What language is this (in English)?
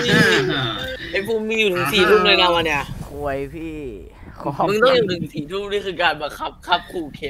Thai